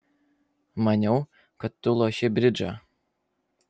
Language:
Lithuanian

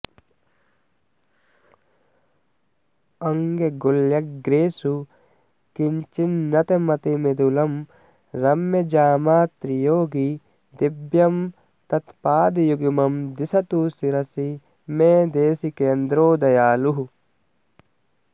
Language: Sanskrit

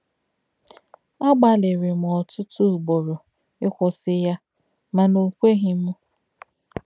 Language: Igbo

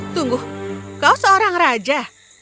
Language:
Indonesian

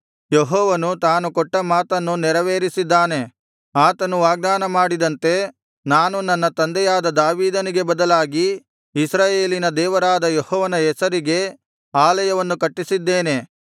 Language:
Kannada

